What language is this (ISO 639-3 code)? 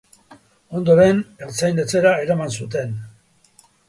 eus